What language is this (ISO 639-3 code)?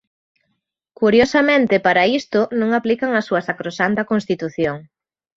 glg